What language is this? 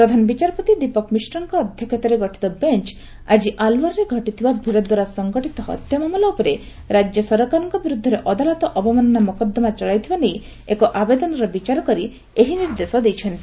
Odia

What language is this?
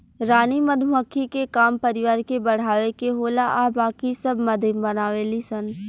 Bhojpuri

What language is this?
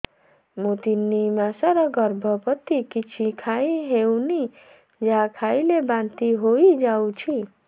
Odia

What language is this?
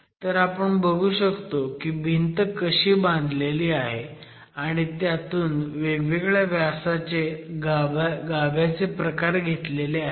Marathi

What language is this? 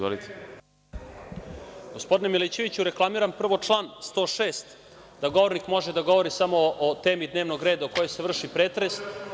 Serbian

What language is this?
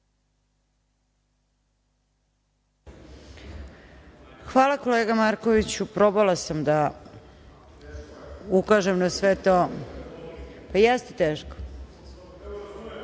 Serbian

